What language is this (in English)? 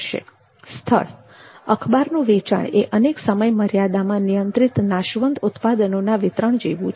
Gujarati